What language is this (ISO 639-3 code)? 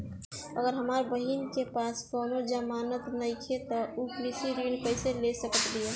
bho